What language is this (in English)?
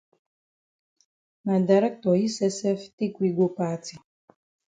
Cameroon Pidgin